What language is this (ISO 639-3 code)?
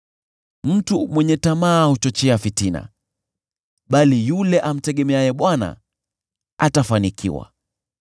swa